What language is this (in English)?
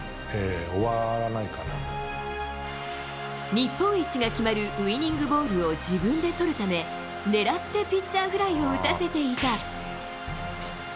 Japanese